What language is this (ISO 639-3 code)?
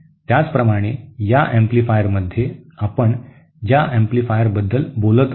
mar